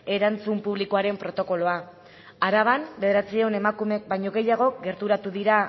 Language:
Basque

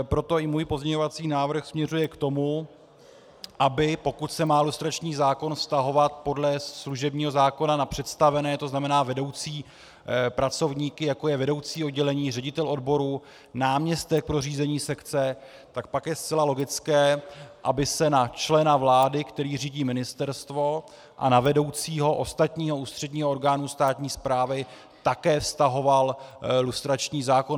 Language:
Czech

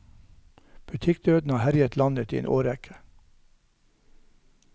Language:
Norwegian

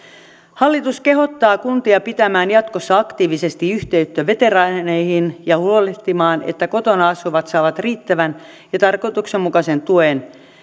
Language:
Finnish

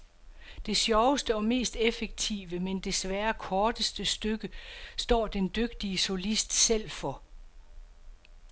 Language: Danish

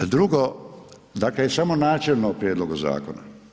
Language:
Croatian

